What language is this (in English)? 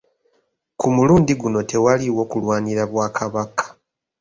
Ganda